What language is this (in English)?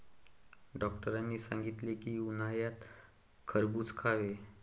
Marathi